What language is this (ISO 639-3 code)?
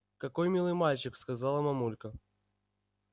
rus